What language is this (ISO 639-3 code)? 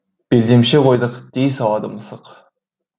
kaz